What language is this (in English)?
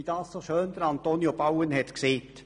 Swiss German